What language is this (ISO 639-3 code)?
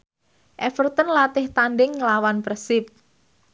jav